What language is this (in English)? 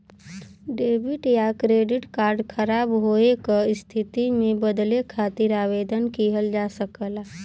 Bhojpuri